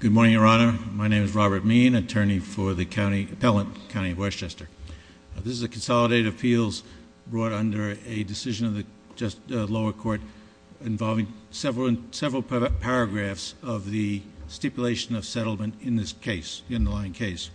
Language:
English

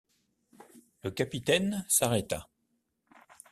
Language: French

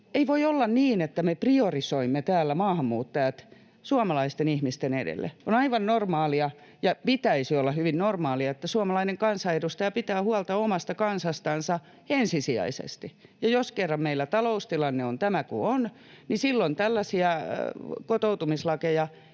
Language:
Finnish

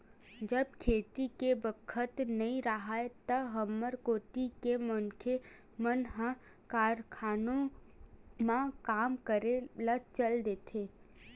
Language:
Chhattisgarhi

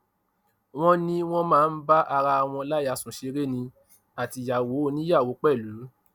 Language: Yoruba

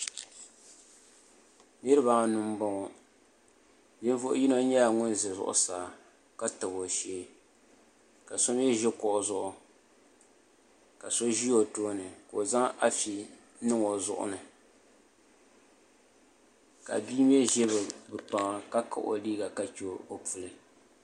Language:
Dagbani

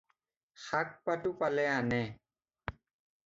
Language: Assamese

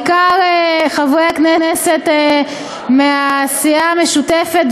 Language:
Hebrew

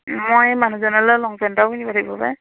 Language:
Assamese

